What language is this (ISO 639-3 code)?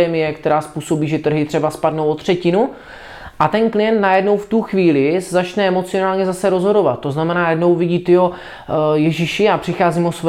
ces